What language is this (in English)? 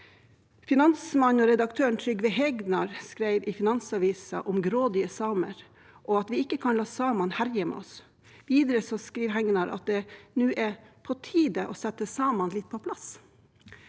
Norwegian